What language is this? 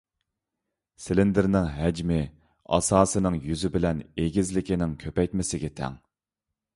Uyghur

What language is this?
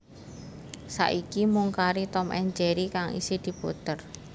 Javanese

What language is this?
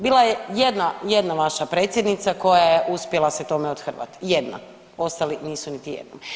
Croatian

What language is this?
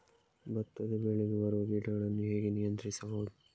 Kannada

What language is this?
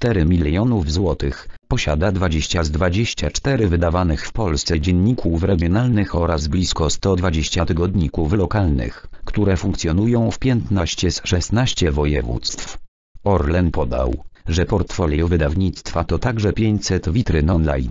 Polish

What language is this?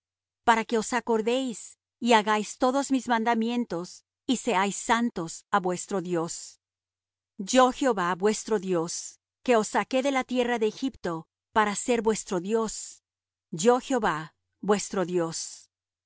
Spanish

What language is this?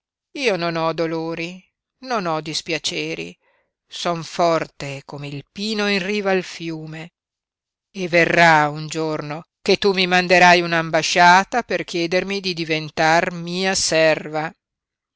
Italian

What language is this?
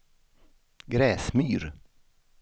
Swedish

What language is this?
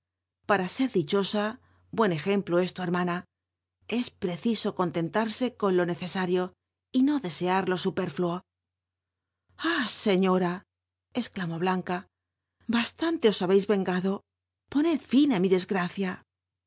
Spanish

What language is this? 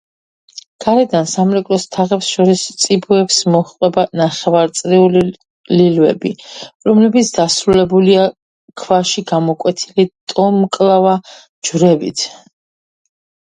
Georgian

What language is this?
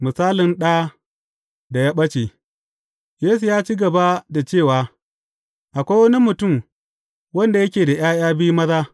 Hausa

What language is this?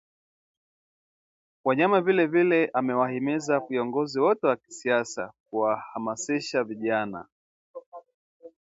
Swahili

